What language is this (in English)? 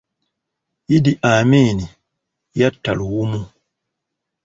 Ganda